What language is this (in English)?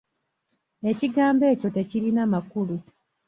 Ganda